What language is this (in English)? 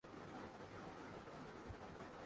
Urdu